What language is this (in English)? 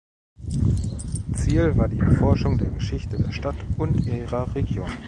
German